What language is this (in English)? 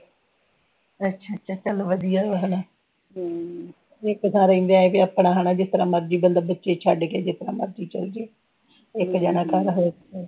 Punjabi